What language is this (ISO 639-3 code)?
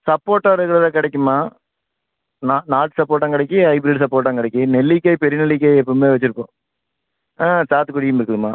tam